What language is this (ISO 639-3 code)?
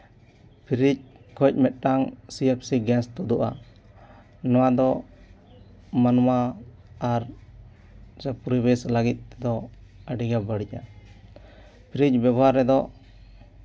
sat